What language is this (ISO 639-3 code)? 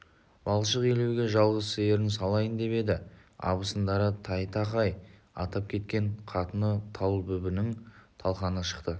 kaz